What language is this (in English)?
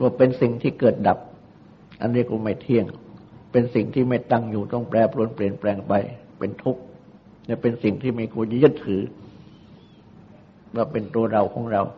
Thai